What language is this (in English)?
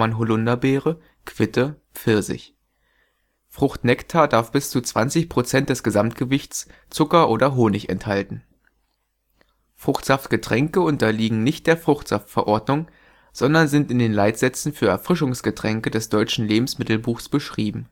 German